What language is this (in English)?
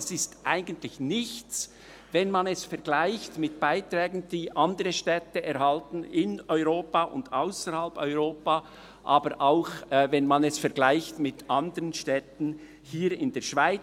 Swiss German